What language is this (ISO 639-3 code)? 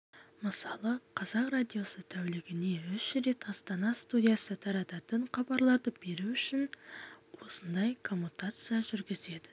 kaz